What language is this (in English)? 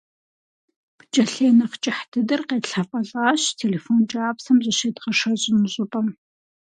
Kabardian